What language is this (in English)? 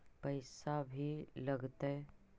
Magahi